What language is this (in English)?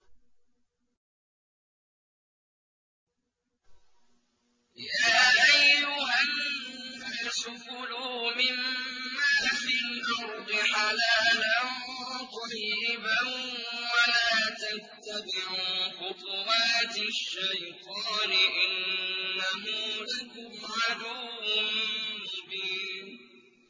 Arabic